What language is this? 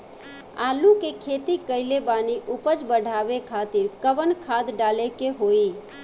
Bhojpuri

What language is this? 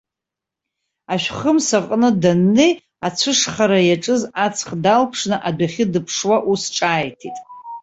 Abkhazian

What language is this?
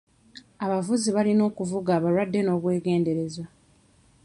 Ganda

